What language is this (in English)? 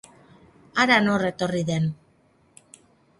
Basque